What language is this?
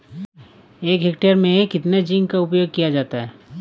Hindi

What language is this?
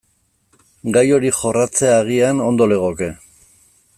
Basque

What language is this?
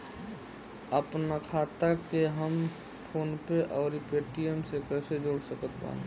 Bhojpuri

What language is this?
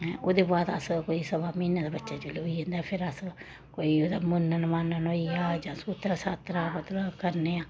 Dogri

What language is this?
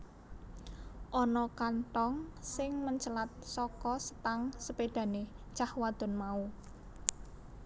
Javanese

